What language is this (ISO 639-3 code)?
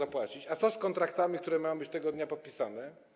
pol